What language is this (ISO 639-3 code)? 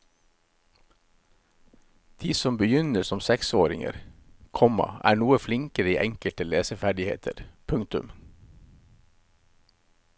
nor